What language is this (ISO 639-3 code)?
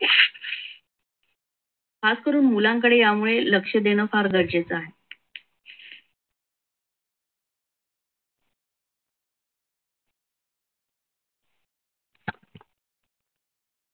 mar